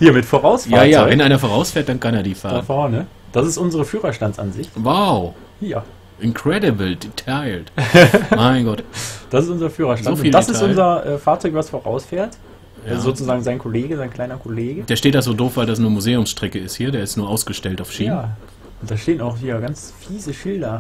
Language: German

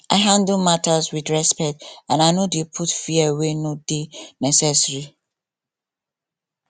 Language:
Nigerian Pidgin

